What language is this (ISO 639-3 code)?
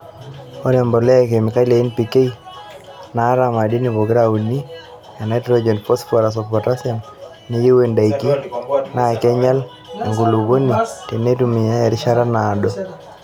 mas